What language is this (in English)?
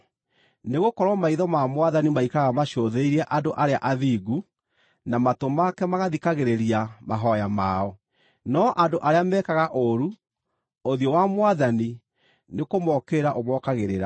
Kikuyu